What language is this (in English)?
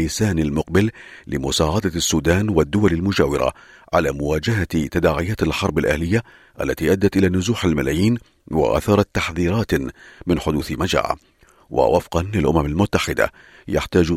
Arabic